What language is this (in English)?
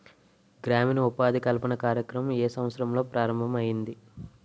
Telugu